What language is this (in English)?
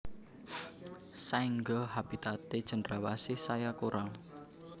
Javanese